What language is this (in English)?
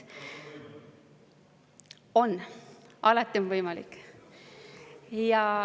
Estonian